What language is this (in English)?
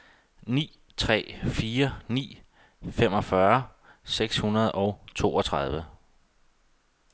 Danish